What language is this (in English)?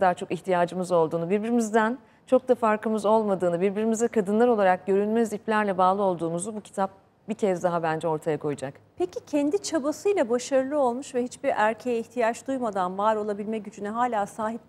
Turkish